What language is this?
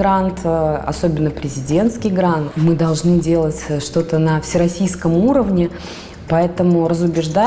Russian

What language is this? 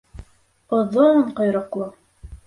Bashkir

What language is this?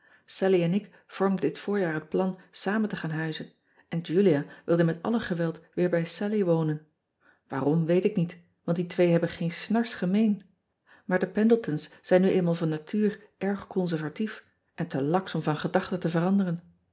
Dutch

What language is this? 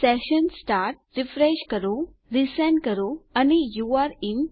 Gujarati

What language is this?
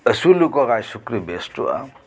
Santali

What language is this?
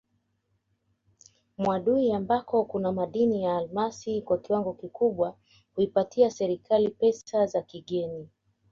Swahili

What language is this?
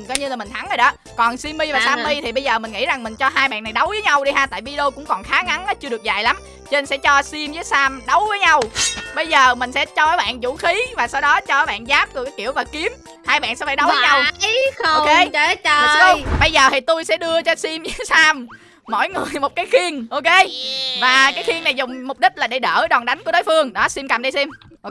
Vietnamese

